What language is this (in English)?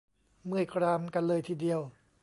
Thai